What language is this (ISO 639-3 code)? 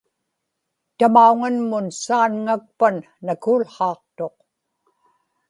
ipk